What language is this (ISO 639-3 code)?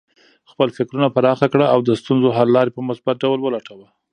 pus